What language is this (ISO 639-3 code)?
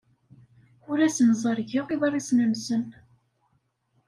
kab